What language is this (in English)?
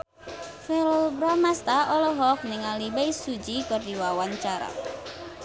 Sundanese